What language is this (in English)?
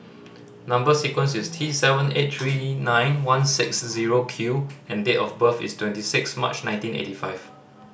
English